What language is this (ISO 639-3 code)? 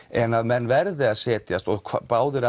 isl